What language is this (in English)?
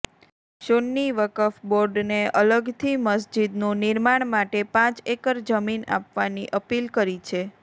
Gujarati